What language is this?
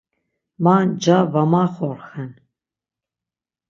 Laz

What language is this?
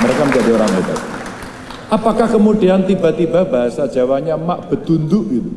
Indonesian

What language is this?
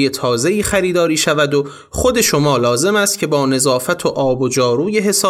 Persian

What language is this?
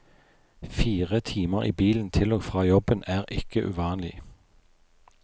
Norwegian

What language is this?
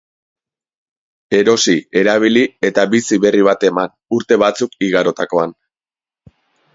Basque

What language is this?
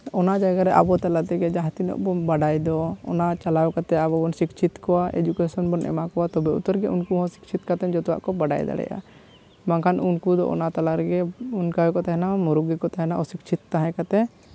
Santali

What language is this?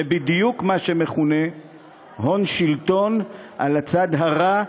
Hebrew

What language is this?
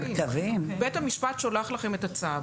Hebrew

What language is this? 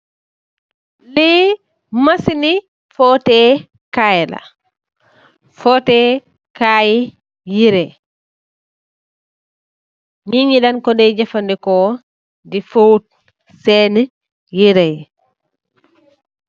Wolof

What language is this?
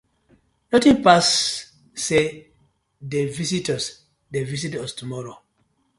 Nigerian Pidgin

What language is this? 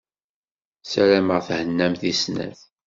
Kabyle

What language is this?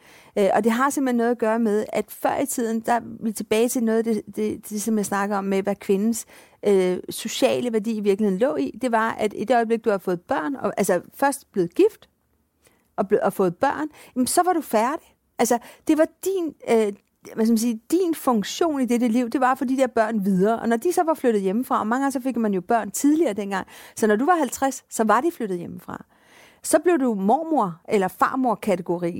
Danish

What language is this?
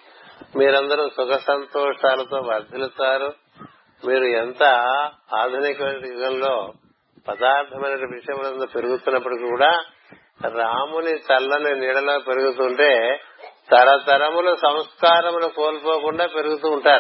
Telugu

